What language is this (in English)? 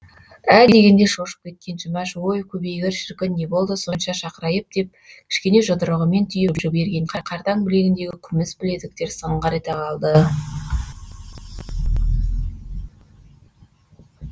Kazakh